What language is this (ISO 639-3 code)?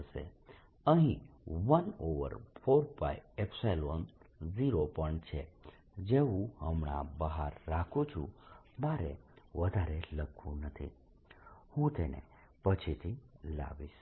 guj